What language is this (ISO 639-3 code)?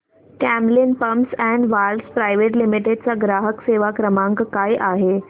mar